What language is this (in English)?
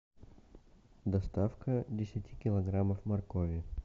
Russian